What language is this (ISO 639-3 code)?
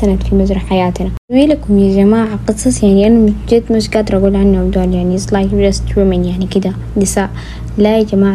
ara